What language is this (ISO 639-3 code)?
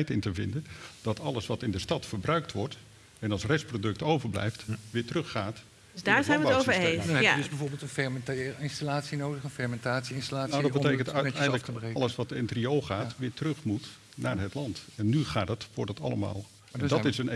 nld